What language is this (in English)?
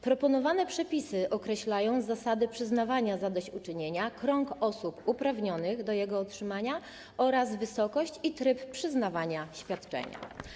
Polish